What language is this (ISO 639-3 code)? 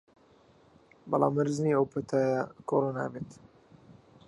ckb